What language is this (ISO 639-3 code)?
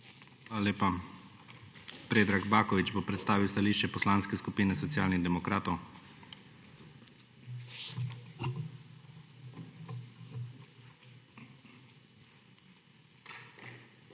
slv